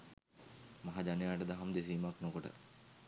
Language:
Sinhala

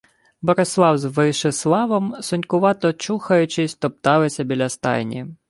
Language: Ukrainian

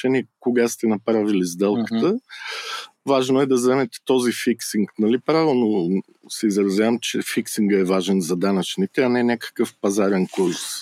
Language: Bulgarian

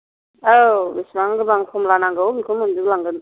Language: Bodo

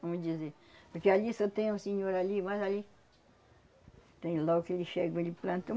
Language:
Portuguese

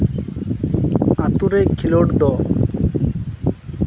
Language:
Santali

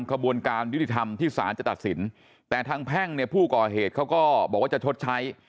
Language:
Thai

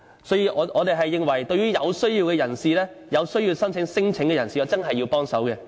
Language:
Cantonese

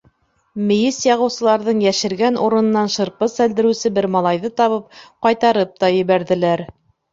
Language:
Bashkir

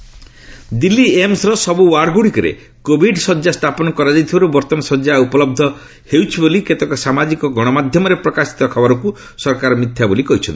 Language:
Odia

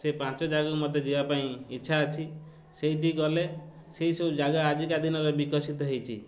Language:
Odia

